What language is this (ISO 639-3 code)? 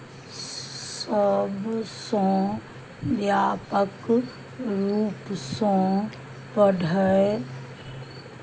mai